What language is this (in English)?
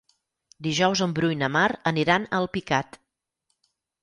Catalan